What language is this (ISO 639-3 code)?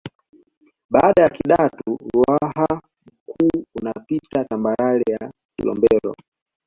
swa